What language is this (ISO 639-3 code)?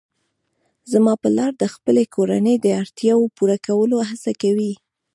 pus